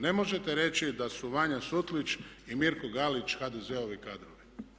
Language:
Croatian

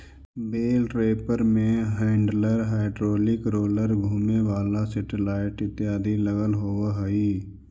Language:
Magahi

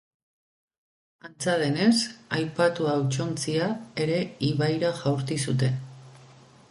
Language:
Basque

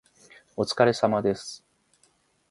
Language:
Japanese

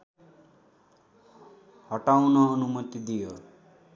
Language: Nepali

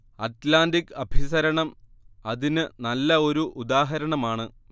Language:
Malayalam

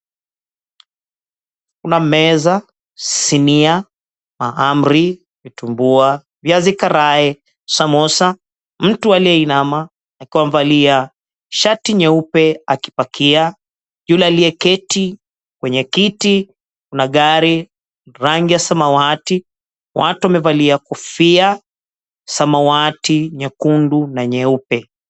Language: Swahili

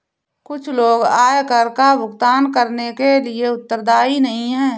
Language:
Hindi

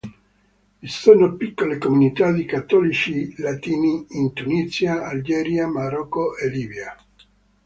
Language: Italian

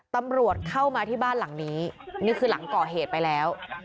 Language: Thai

